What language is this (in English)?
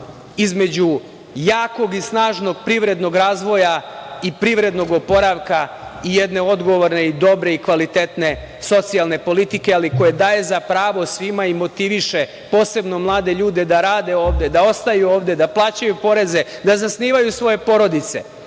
Serbian